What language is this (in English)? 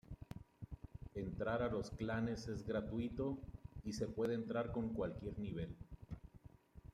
Spanish